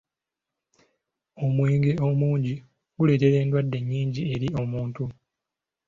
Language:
Ganda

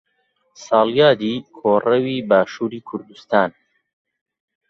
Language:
Central Kurdish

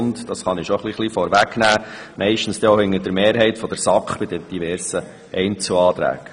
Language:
Swiss German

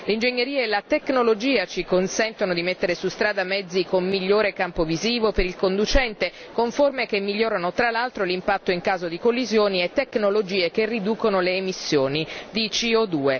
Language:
Italian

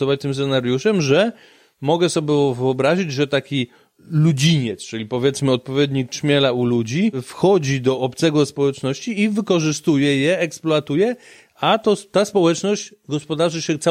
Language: Polish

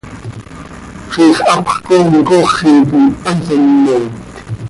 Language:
Seri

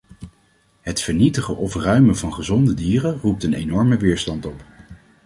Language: Dutch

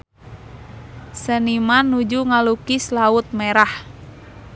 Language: Sundanese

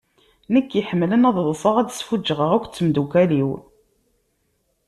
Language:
Kabyle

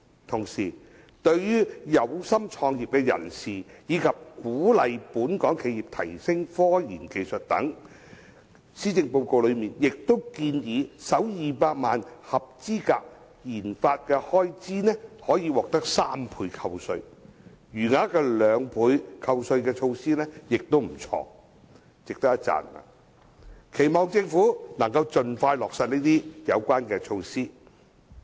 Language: Cantonese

